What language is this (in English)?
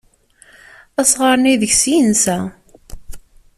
Kabyle